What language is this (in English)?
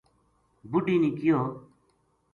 Gujari